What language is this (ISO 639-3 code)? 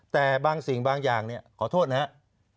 tha